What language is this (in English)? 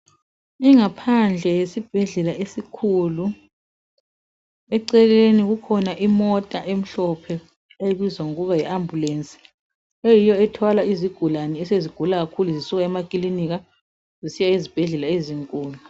North Ndebele